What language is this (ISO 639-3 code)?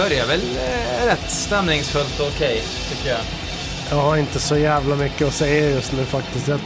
swe